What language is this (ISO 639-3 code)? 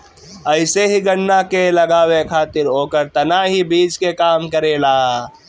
bho